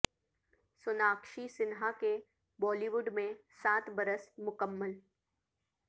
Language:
Urdu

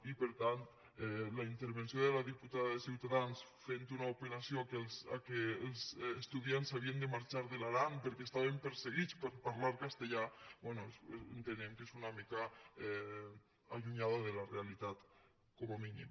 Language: Catalan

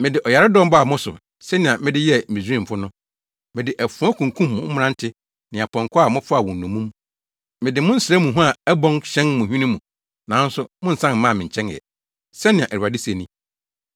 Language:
Akan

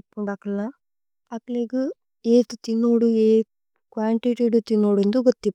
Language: Tulu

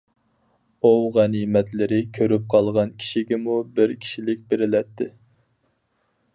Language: Uyghur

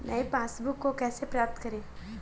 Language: Hindi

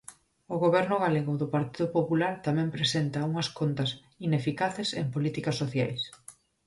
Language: Galician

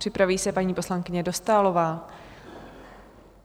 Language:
Czech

